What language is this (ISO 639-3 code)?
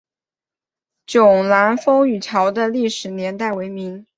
zho